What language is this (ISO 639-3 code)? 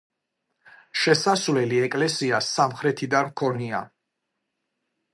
kat